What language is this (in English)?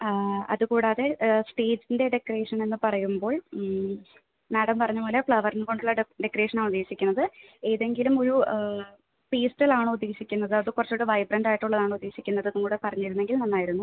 Malayalam